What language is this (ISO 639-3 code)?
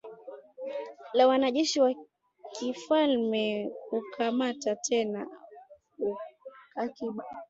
swa